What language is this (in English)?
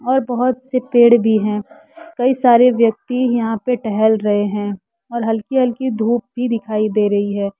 Hindi